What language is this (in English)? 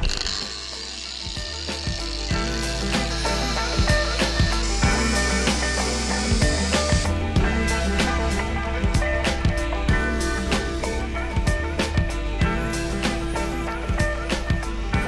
Russian